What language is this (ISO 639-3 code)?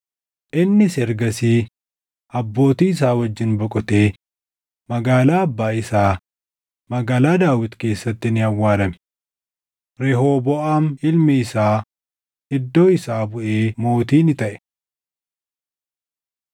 orm